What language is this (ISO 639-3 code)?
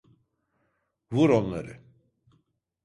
tur